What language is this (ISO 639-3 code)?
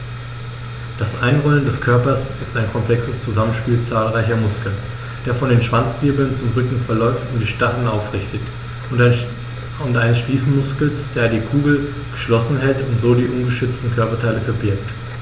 deu